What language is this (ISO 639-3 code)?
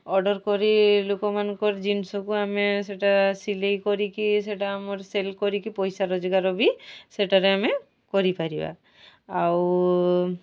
ori